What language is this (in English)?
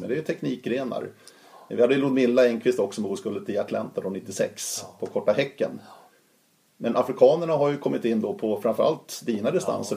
Swedish